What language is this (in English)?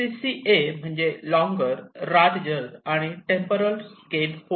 Marathi